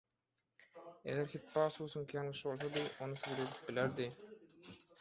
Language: Turkmen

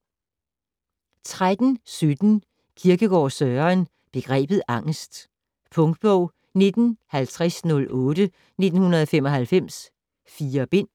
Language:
Danish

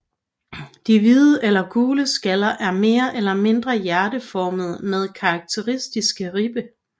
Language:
Danish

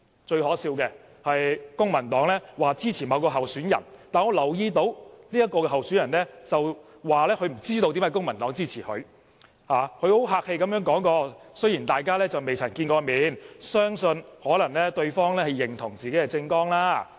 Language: Cantonese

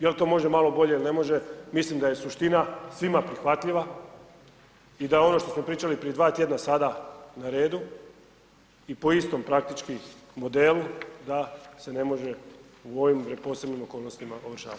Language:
Croatian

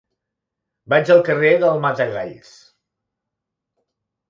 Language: Catalan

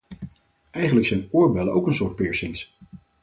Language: Dutch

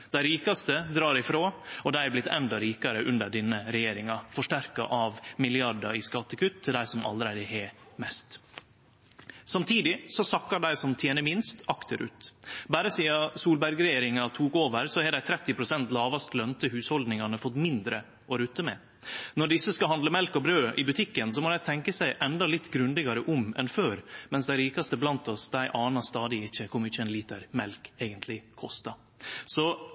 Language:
Norwegian Nynorsk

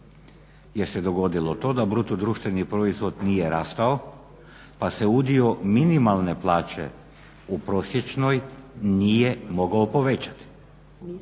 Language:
Croatian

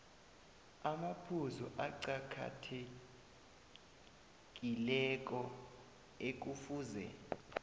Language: South Ndebele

